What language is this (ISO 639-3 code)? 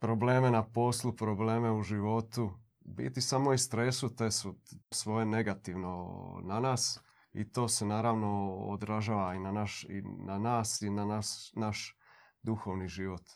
hrv